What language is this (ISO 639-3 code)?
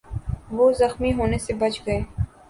urd